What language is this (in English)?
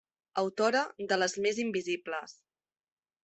Catalan